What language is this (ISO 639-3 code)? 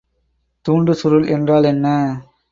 tam